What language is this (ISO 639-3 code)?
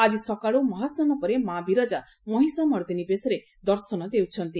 ori